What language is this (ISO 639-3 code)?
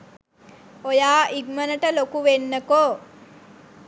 sin